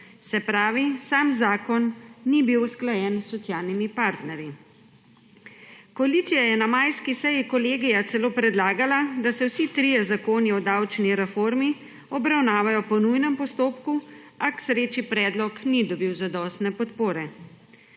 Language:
Slovenian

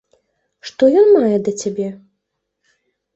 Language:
Belarusian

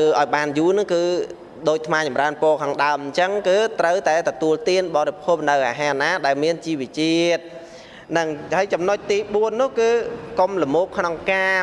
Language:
Vietnamese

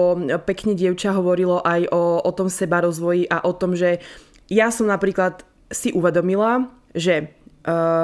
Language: Slovak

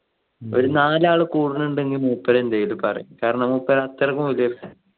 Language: Malayalam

